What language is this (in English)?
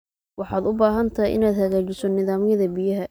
Somali